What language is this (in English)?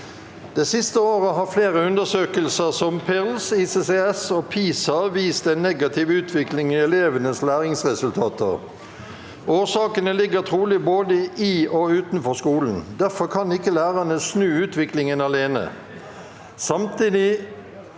Norwegian